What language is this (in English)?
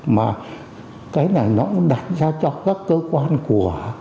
Vietnamese